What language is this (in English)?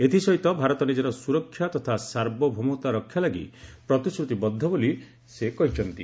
Odia